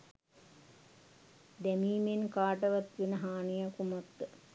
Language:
Sinhala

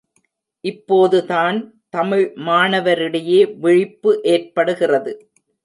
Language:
Tamil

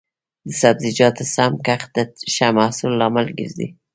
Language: Pashto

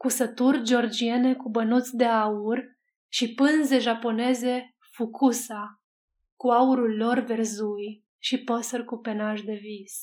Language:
Romanian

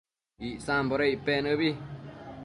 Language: Matsés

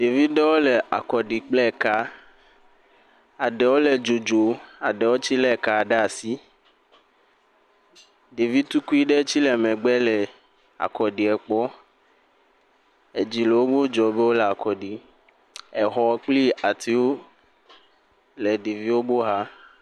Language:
Ewe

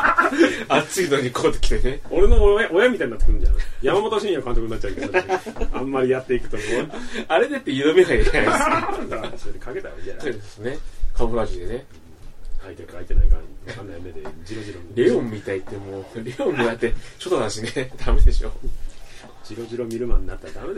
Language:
Japanese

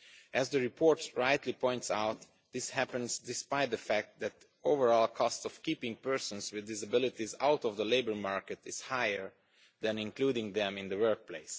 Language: English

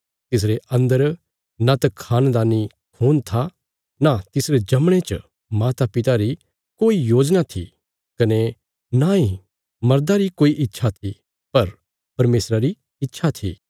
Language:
Bilaspuri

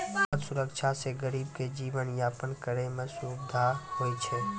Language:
Maithili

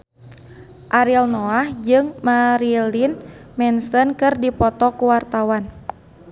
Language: Sundanese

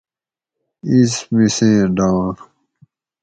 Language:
Gawri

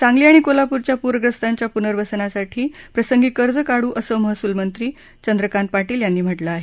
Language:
Marathi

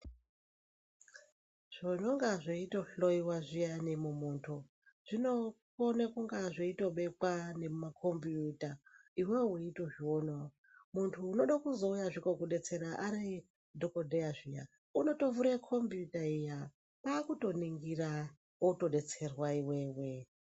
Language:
Ndau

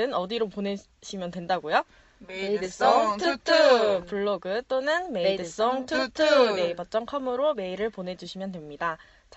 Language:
Korean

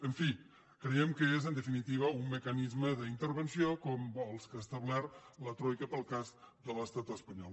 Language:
Catalan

